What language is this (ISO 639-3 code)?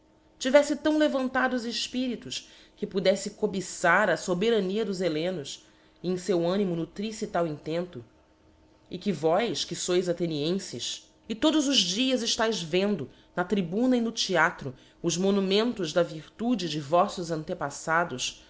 por